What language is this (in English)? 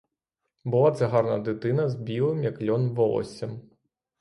Ukrainian